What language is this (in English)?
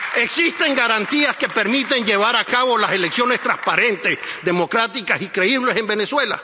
Spanish